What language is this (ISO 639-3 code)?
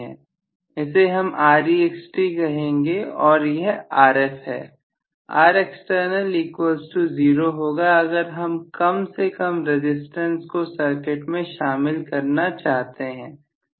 hin